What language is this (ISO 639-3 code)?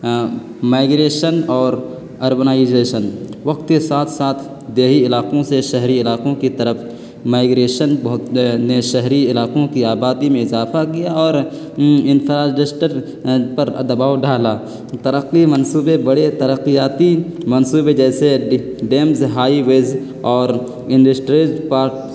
urd